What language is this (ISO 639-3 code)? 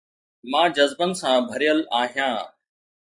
snd